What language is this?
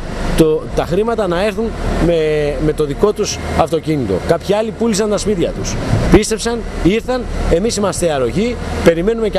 Greek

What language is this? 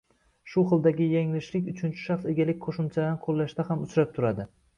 Uzbek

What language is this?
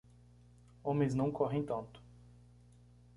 Portuguese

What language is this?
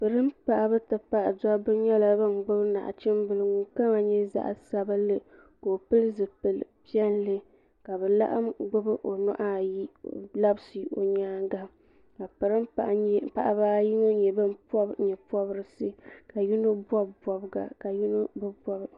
Dagbani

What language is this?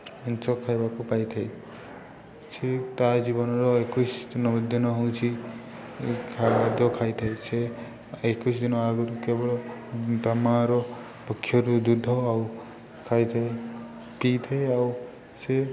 Odia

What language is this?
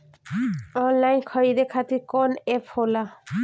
Bhojpuri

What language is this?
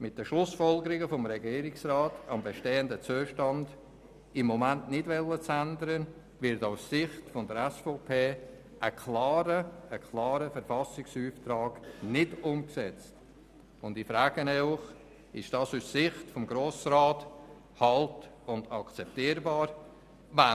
Swiss German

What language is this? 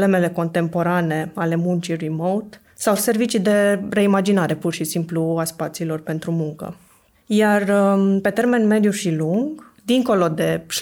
Romanian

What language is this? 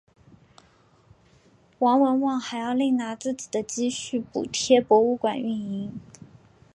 Chinese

